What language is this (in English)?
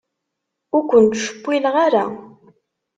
Kabyle